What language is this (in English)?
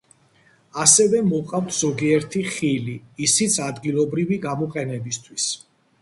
Georgian